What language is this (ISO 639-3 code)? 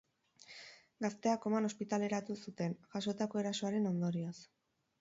eus